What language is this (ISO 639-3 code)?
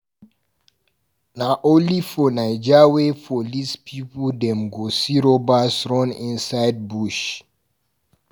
pcm